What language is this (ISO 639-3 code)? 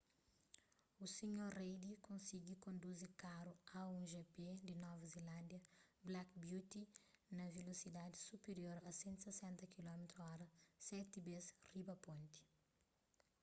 kea